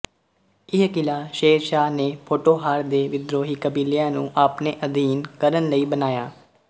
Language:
Punjabi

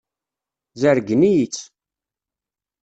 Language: Kabyle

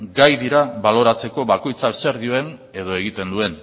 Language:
Basque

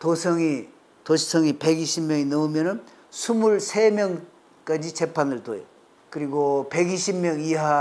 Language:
Korean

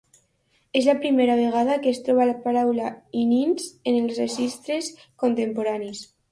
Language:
Catalan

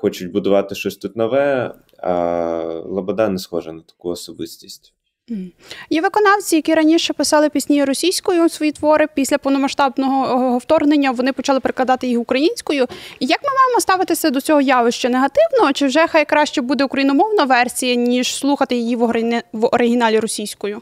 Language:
Ukrainian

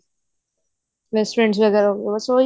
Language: Punjabi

